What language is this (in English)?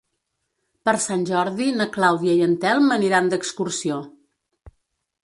Catalan